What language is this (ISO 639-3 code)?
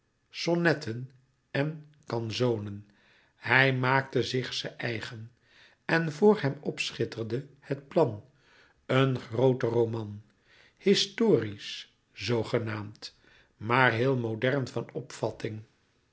nld